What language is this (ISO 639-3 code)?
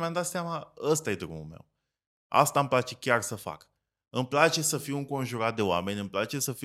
ron